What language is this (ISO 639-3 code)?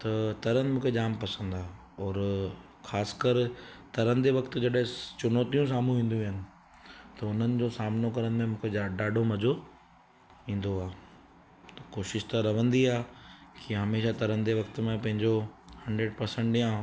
snd